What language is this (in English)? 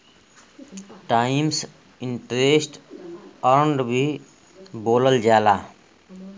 Bhojpuri